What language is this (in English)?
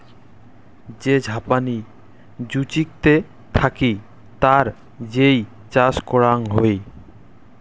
Bangla